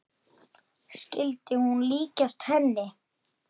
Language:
Icelandic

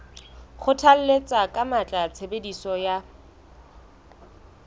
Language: Southern Sotho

